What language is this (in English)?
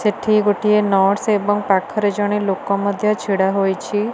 Odia